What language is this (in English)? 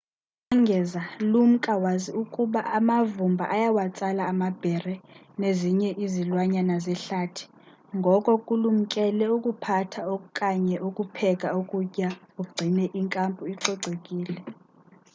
Xhosa